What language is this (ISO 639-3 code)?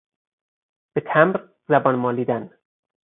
fas